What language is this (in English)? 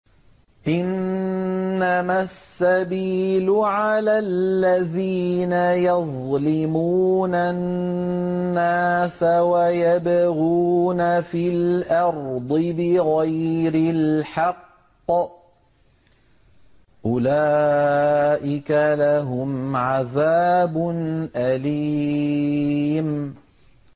Arabic